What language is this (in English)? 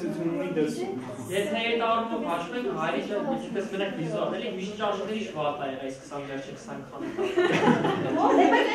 Romanian